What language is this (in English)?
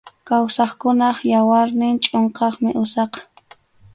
Arequipa-La Unión Quechua